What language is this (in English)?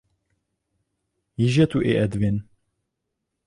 Czech